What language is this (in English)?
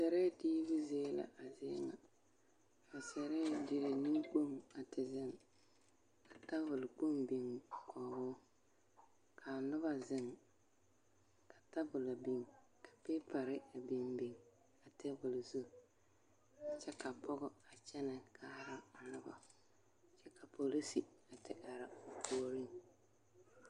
Southern Dagaare